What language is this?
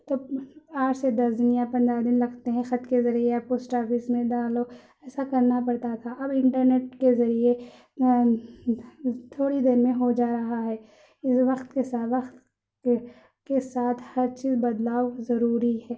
Urdu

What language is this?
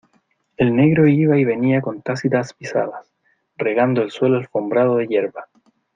Spanish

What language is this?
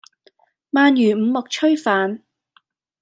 Cantonese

